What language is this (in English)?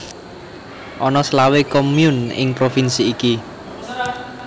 Javanese